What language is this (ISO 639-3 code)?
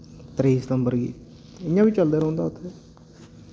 doi